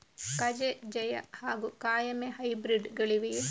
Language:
Kannada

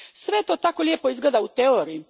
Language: Croatian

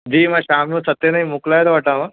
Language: Sindhi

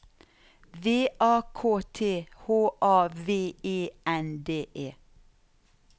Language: Norwegian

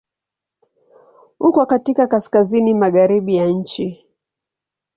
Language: Swahili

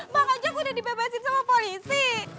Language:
Indonesian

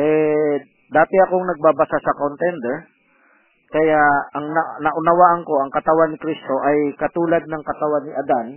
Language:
Filipino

